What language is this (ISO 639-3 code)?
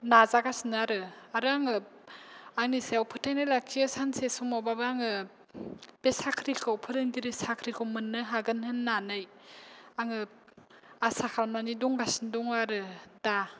brx